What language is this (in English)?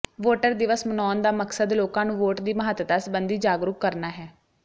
Punjabi